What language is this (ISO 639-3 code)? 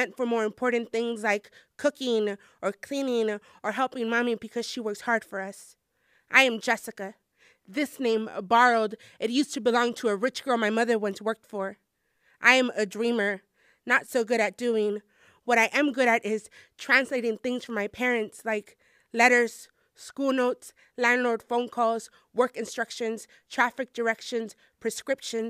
eng